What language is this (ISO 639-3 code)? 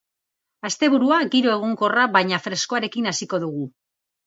eus